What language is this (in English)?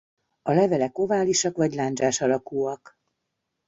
Hungarian